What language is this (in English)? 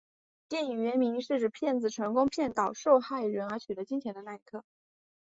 Chinese